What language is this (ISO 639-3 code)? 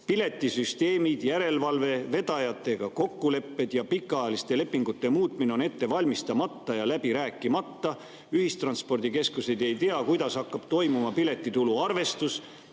est